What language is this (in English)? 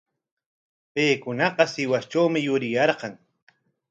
Corongo Ancash Quechua